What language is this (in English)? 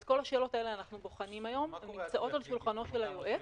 Hebrew